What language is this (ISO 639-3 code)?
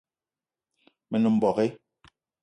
eto